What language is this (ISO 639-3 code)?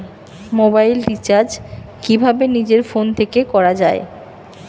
ben